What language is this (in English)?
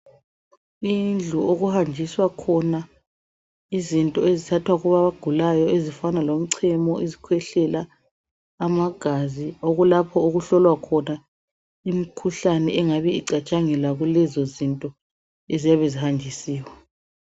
North Ndebele